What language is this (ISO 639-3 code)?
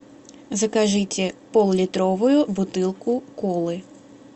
rus